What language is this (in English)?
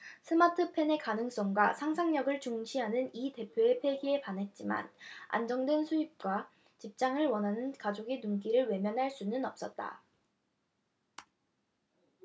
Korean